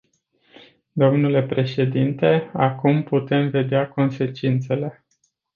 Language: Romanian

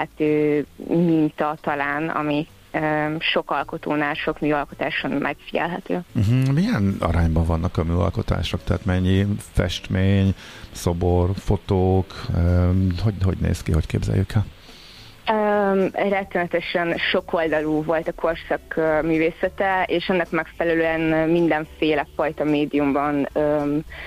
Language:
Hungarian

